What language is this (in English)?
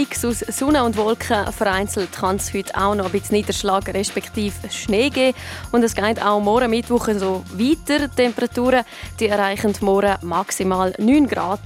German